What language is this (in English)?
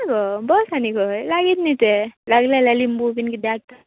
Konkani